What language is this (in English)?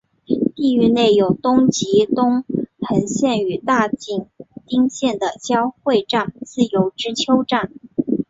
Chinese